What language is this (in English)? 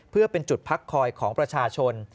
Thai